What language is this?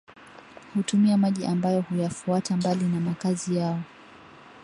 Swahili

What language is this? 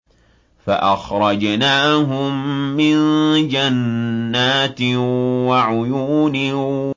Arabic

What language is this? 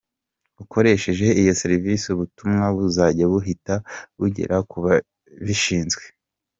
Kinyarwanda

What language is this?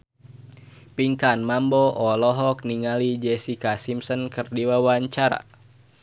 Sundanese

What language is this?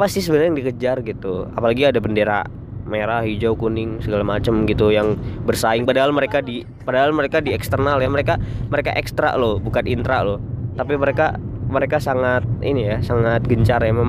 Indonesian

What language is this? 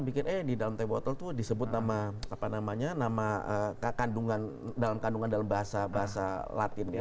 Indonesian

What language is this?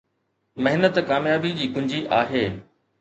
Sindhi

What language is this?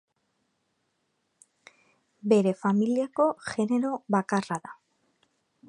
Basque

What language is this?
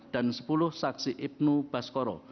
Indonesian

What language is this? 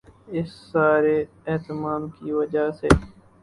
Urdu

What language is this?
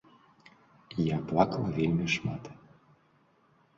Belarusian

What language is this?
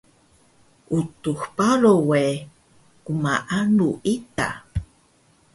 Taroko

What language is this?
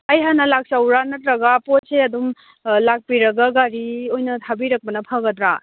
Manipuri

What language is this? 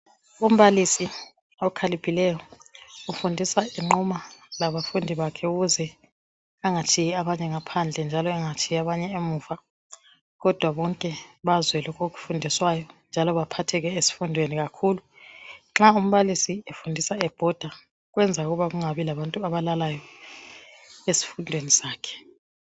North Ndebele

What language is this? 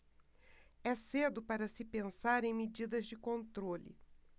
Portuguese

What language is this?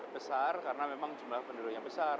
Indonesian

